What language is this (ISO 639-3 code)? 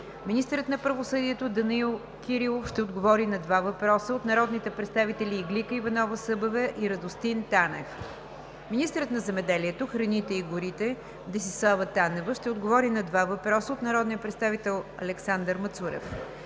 bul